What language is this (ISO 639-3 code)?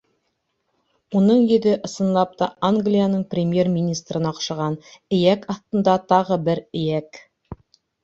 bak